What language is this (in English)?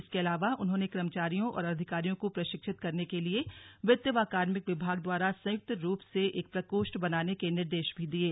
Hindi